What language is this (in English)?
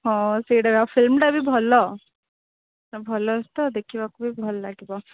Odia